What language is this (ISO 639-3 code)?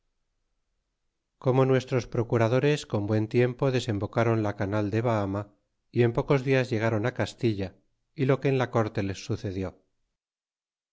spa